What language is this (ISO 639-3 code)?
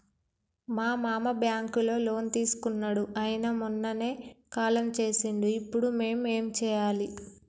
tel